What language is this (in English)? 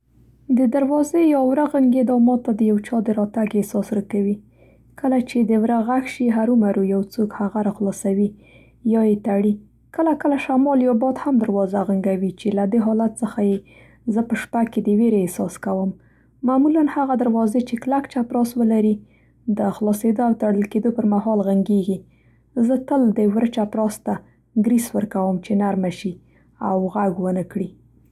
Central Pashto